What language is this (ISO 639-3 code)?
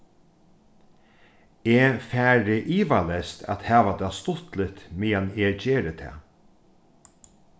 fao